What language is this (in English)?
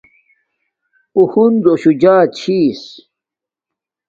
Domaaki